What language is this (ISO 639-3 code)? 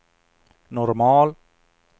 swe